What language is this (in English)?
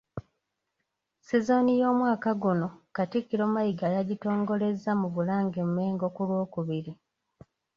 Ganda